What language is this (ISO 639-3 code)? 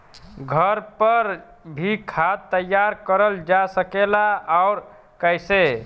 bho